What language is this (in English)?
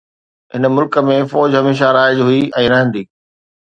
Sindhi